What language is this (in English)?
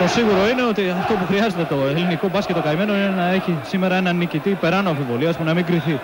Greek